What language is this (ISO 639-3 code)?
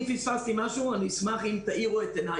heb